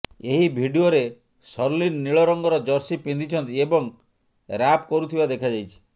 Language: Odia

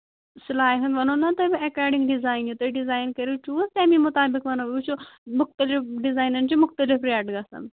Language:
Kashmiri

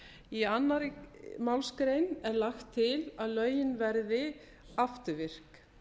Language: Icelandic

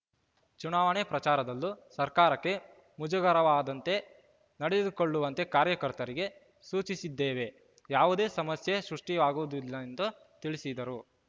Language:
Kannada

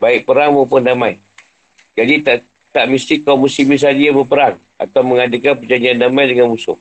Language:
Malay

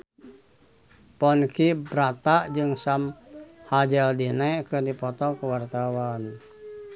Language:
Sundanese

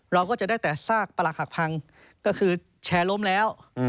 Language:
Thai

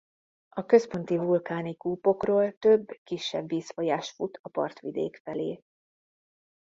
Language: Hungarian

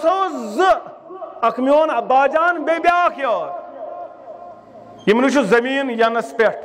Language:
Turkish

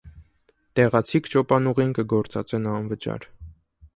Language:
Armenian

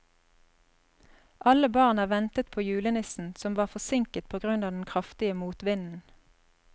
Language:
Norwegian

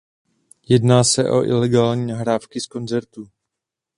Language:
Czech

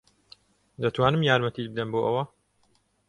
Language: Central Kurdish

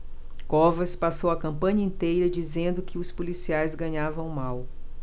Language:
Portuguese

